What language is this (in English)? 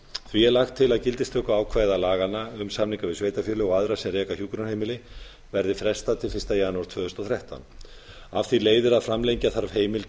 Icelandic